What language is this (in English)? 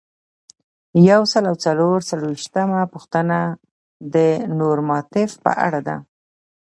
Pashto